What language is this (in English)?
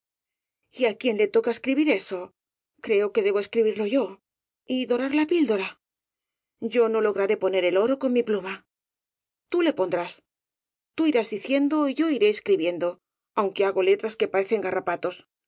Spanish